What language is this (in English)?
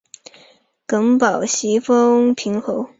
Chinese